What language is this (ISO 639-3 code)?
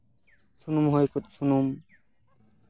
sat